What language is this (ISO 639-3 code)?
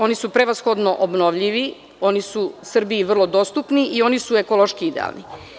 srp